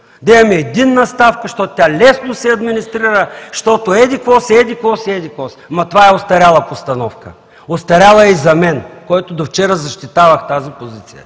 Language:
Bulgarian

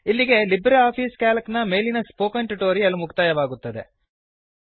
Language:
Kannada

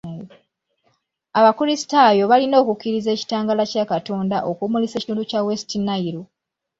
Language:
Ganda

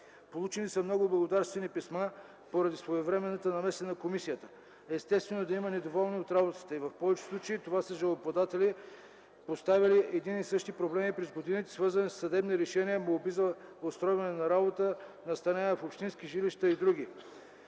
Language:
Bulgarian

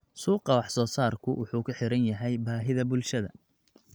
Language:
Somali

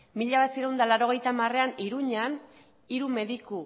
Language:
Basque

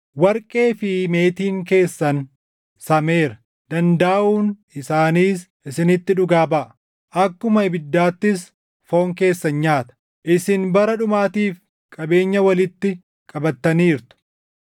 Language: Oromo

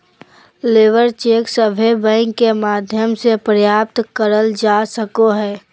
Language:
Magahi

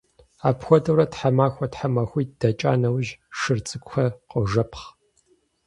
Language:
Kabardian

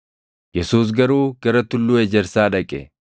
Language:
Oromo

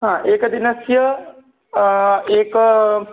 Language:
Sanskrit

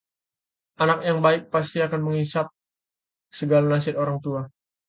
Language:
Indonesian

